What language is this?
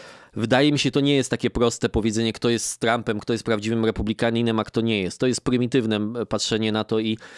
Polish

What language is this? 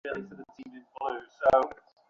Bangla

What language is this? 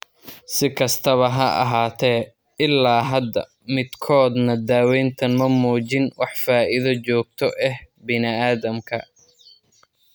Somali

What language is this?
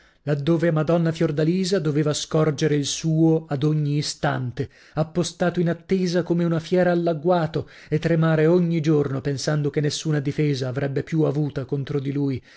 Italian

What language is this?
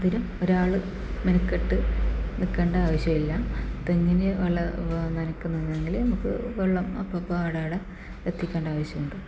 Malayalam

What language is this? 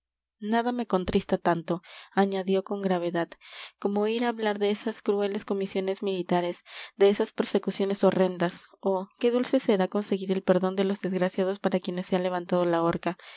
Spanish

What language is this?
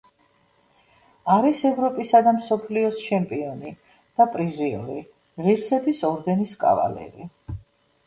Georgian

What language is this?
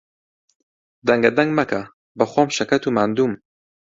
Central Kurdish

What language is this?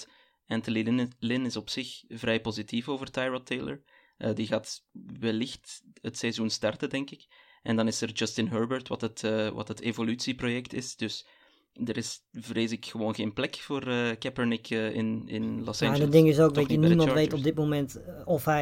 Dutch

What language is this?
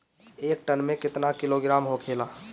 Bhojpuri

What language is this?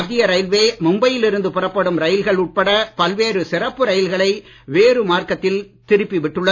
Tamil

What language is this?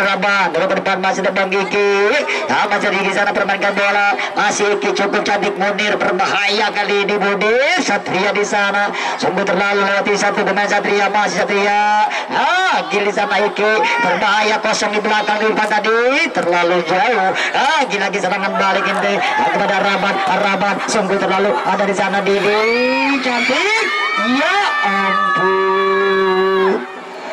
Indonesian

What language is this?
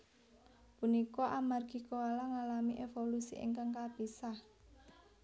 Javanese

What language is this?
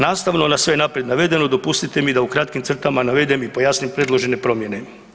Croatian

